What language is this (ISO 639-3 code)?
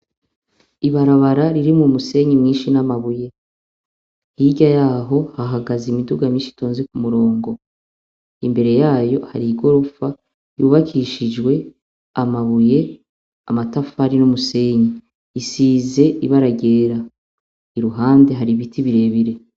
run